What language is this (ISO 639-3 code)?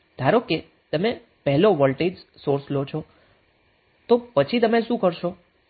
guj